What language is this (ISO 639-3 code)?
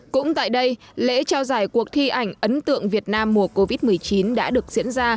vie